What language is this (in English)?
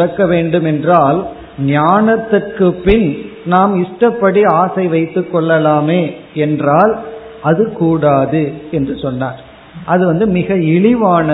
Tamil